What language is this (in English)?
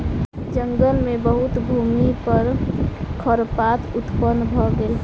Maithili